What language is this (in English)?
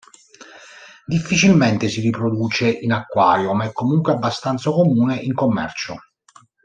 Italian